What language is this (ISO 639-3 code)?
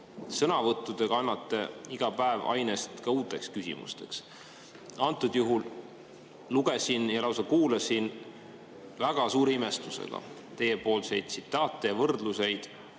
est